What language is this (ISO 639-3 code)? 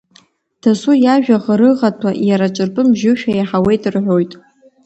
abk